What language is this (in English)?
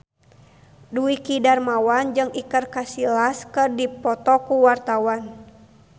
Sundanese